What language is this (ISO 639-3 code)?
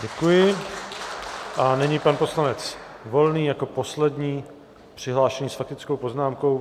ces